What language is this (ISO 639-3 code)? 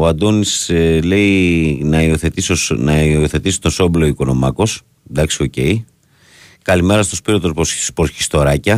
ell